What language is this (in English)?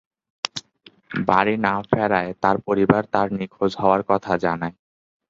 Bangla